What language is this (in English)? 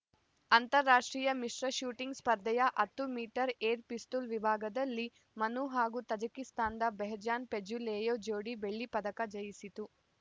Kannada